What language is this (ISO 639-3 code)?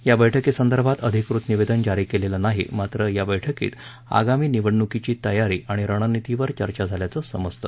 mar